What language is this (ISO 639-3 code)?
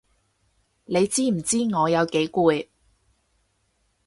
yue